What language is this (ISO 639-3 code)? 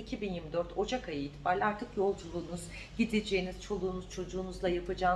tur